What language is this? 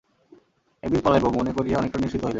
Bangla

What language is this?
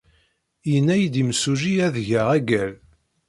Kabyle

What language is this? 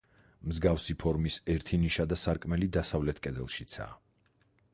Georgian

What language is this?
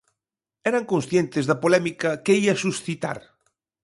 Galician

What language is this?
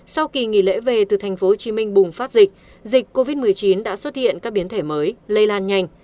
Vietnamese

